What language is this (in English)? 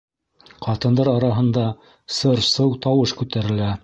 Bashkir